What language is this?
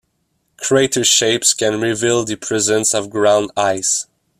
English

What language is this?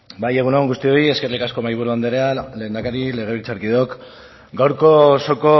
Basque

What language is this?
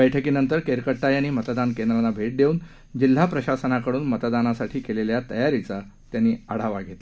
Marathi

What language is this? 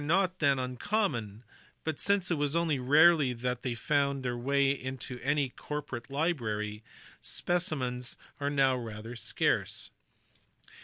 English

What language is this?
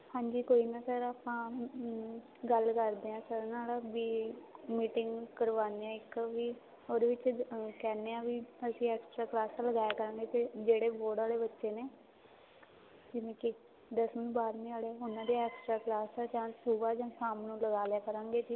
Punjabi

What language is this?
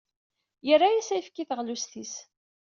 Kabyle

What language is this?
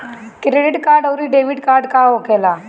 Bhojpuri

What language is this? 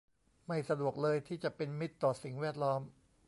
Thai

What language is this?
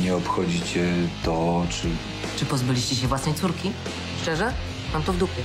Polish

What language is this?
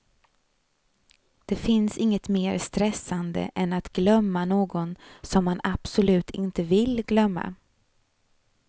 Swedish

